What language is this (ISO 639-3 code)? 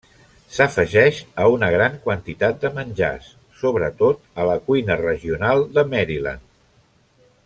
cat